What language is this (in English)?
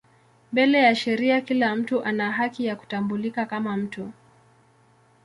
Swahili